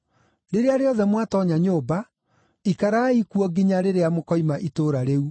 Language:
Kikuyu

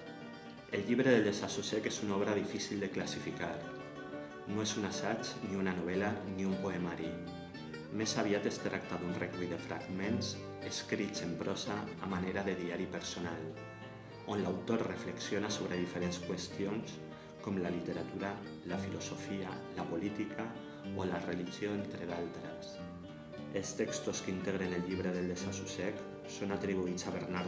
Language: Catalan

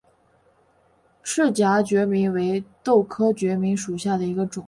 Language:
Chinese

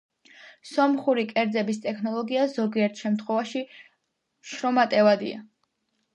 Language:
Georgian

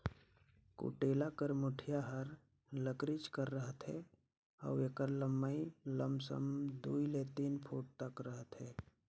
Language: Chhattisgarhi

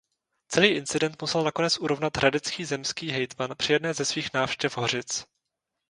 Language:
Czech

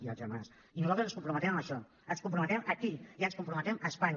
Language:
Catalan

